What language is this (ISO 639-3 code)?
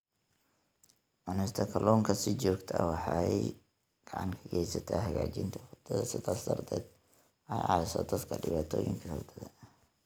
som